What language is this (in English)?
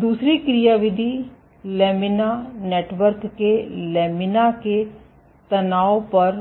Hindi